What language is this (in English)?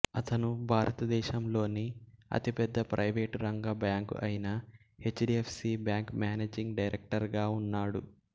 Telugu